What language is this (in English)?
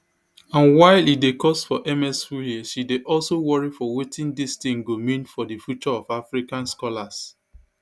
Nigerian Pidgin